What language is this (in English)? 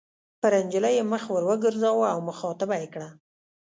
Pashto